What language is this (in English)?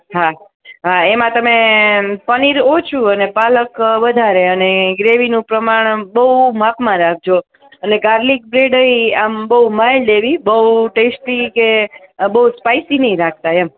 Gujarati